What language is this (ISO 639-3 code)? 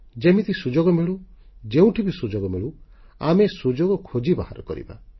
ori